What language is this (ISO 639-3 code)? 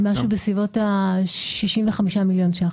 heb